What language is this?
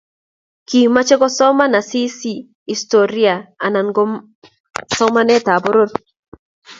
Kalenjin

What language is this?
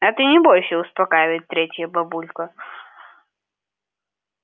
Russian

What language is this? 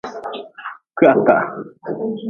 Nawdm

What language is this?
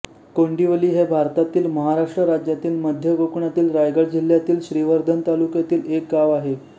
Marathi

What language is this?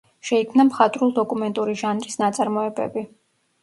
Georgian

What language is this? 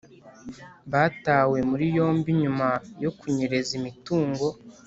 Kinyarwanda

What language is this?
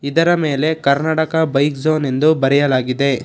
Kannada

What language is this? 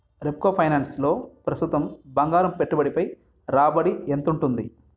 Telugu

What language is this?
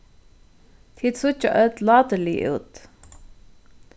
Faroese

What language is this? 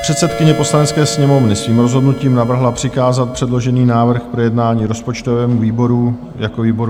Czech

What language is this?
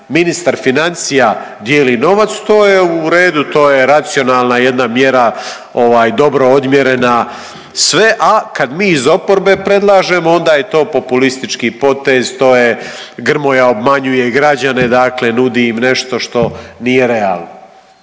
Croatian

